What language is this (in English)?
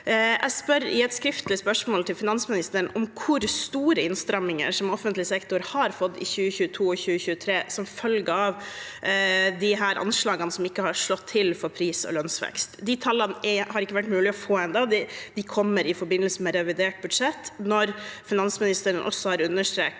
Norwegian